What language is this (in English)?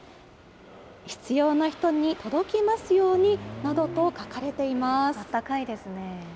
Japanese